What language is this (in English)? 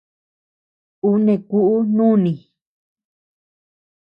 Tepeuxila Cuicatec